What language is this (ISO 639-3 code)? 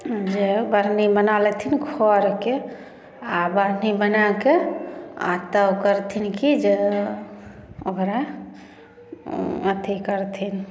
mai